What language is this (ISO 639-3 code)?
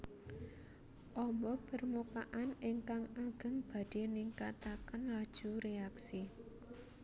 jav